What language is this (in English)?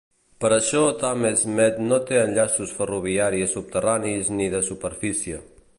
Catalan